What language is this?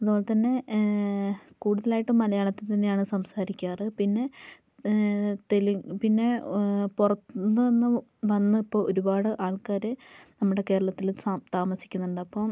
Malayalam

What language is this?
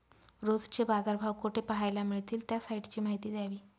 Marathi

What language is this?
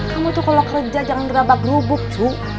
Indonesian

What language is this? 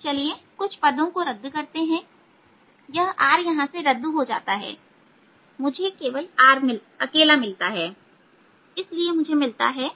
Hindi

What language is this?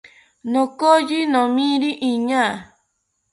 South Ucayali Ashéninka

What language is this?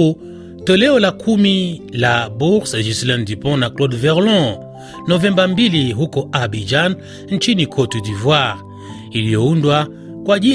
Swahili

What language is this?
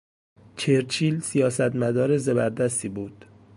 Persian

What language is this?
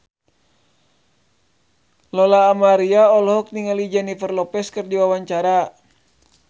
Sundanese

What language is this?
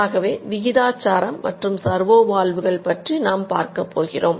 Tamil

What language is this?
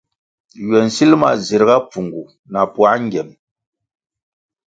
Kwasio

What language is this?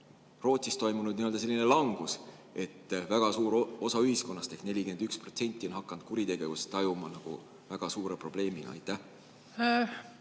Estonian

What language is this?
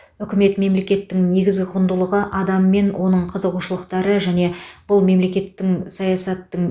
Kazakh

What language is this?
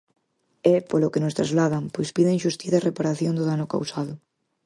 Galician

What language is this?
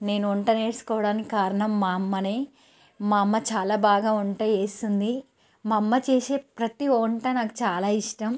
Telugu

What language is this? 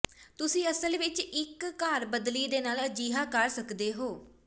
Punjabi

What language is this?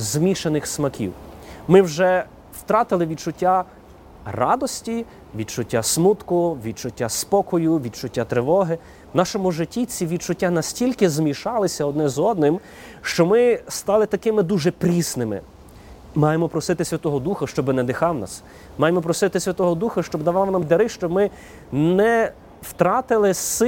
Ukrainian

